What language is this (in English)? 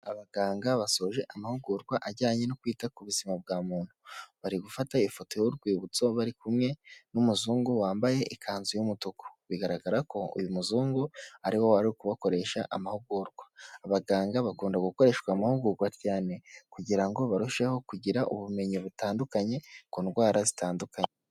Kinyarwanda